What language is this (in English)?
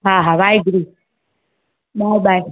Sindhi